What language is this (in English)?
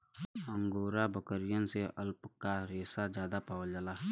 Bhojpuri